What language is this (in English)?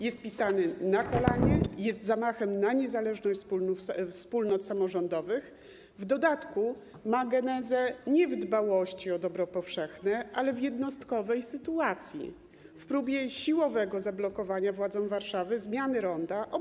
Polish